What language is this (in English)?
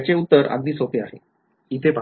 Marathi